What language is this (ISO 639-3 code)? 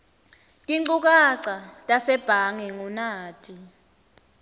ssw